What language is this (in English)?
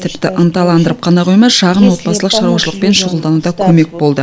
Kazakh